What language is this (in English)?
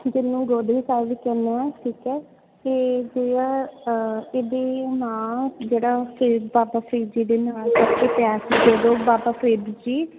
Punjabi